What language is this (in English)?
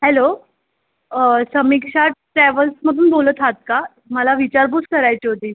Marathi